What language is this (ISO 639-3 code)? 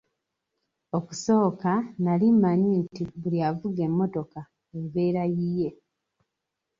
lug